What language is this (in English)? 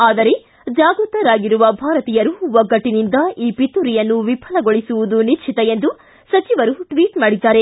Kannada